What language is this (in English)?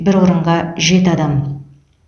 Kazakh